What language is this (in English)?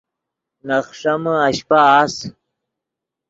Yidgha